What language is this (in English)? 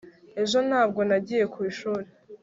Kinyarwanda